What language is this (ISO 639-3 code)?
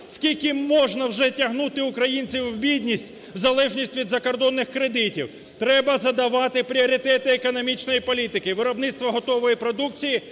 ukr